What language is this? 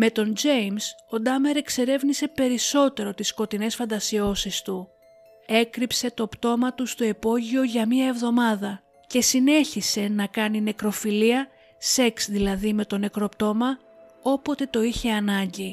Greek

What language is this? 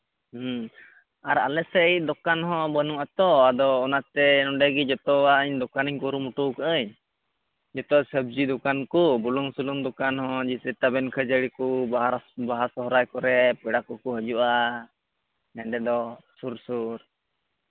Santali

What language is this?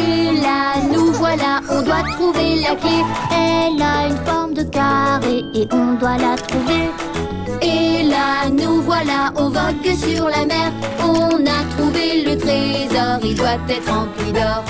French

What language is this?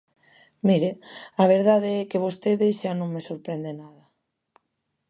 Galician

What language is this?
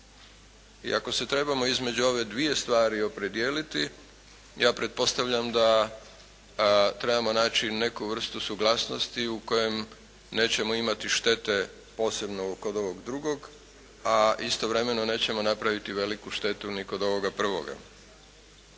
Croatian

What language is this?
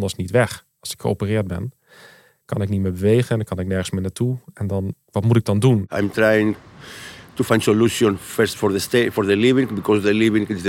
Dutch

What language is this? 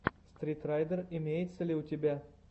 Russian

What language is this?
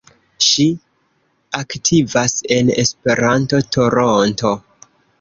Esperanto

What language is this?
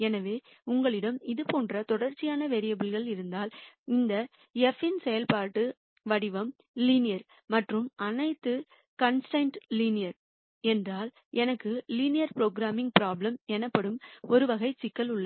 Tamil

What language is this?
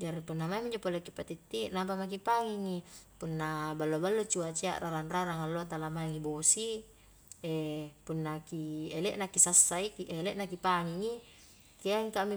Highland Konjo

